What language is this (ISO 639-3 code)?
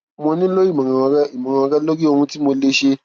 yor